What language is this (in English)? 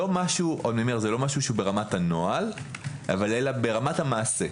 Hebrew